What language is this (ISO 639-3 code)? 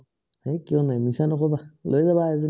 asm